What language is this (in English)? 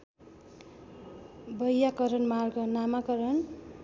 Nepali